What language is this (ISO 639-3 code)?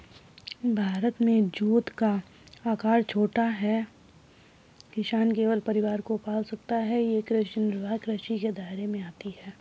hin